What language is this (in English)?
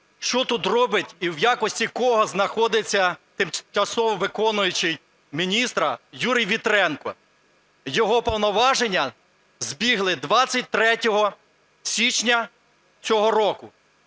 Ukrainian